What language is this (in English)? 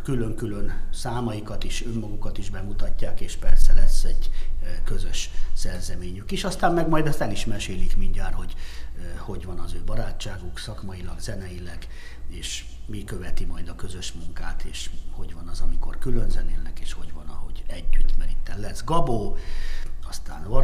Hungarian